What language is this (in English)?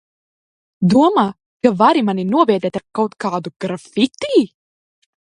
Latvian